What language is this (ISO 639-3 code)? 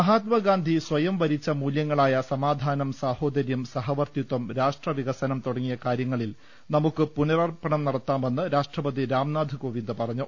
mal